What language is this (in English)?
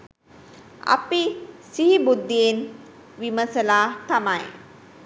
Sinhala